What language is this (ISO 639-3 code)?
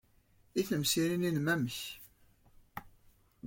kab